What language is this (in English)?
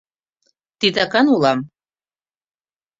Mari